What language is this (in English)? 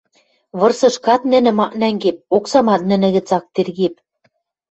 Western Mari